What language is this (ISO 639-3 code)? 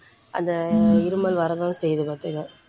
tam